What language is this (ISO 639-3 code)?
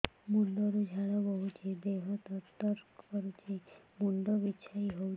ori